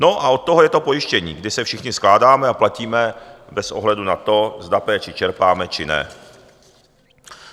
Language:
Czech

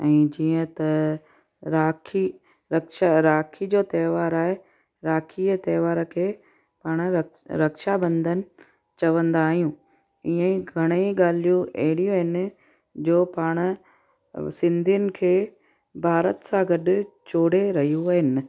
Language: Sindhi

